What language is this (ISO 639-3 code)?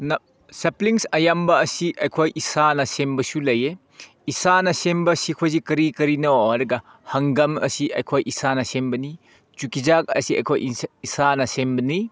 mni